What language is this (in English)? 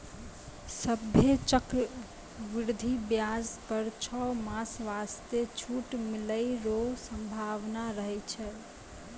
Maithili